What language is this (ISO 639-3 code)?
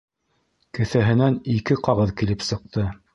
bak